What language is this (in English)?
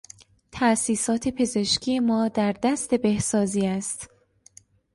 Persian